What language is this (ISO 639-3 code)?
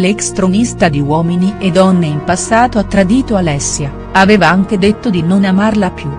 ita